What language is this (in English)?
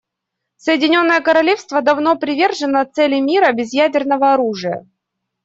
Russian